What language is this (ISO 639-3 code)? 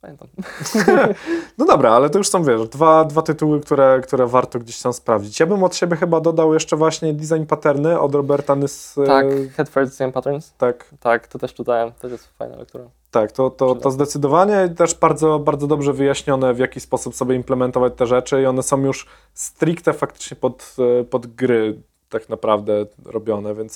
pol